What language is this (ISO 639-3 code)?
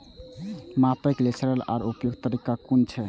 mai